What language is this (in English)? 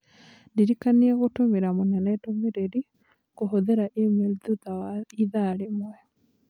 Kikuyu